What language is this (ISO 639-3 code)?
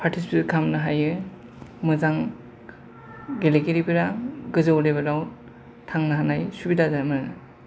brx